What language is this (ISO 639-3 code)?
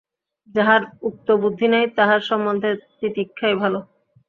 ben